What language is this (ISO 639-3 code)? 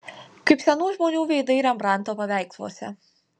lit